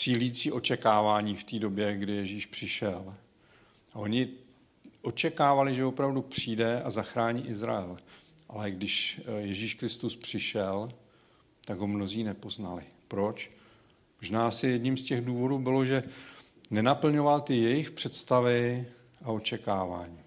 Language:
Czech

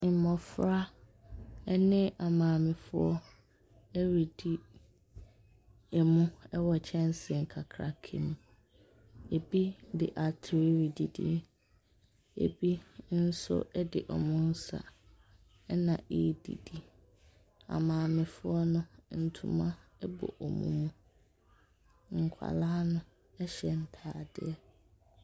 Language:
Akan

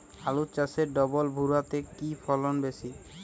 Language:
Bangla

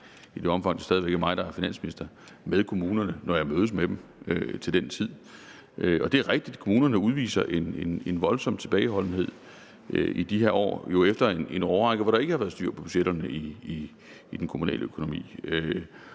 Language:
Danish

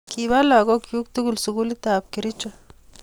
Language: Kalenjin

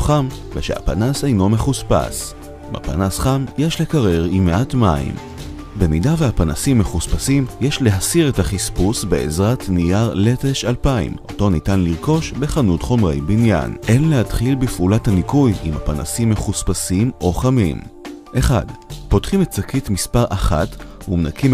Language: Hebrew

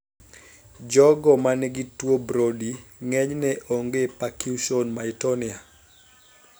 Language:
Luo (Kenya and Tanzania)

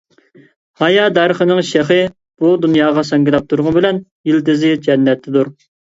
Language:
Uyghur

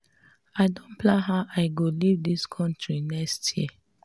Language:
Nigerian Pidgin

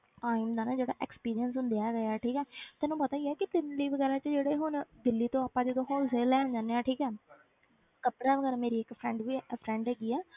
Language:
Punjabi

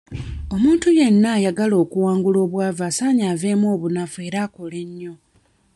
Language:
Ganda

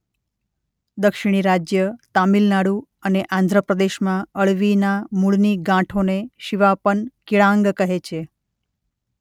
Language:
Gujarati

